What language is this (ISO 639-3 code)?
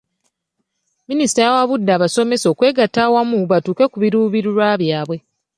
lug